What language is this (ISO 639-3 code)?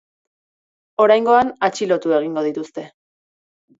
eus